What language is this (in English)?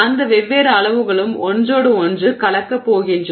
Tamil